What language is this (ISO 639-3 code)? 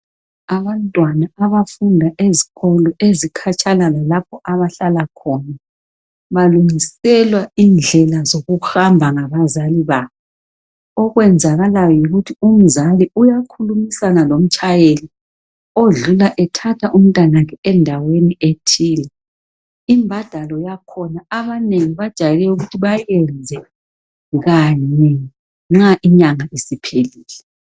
nde